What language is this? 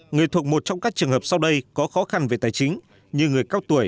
Vietnamese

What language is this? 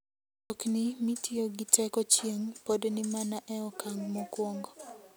Luo (Kenya and Tanzania)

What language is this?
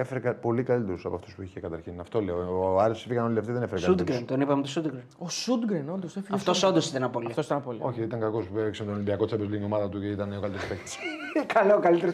Greek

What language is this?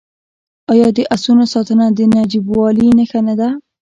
Pashto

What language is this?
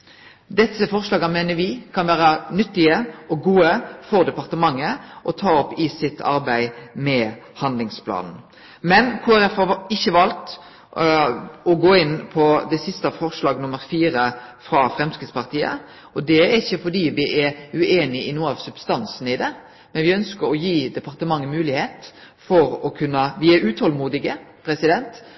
Norwegian Nynorsk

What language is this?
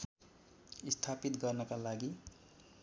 Nepali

